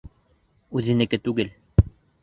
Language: Bashkir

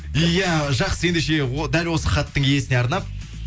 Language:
Kazakh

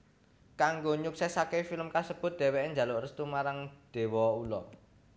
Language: Javanese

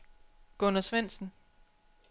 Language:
Danish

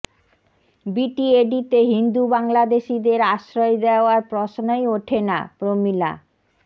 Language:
Bangla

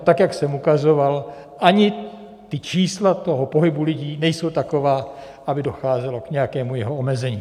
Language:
Czech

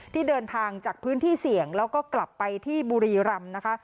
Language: Thai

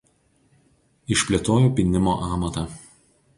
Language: Lithuanian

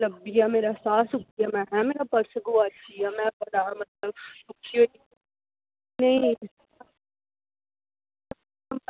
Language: Dogri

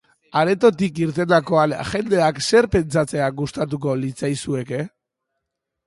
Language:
Basque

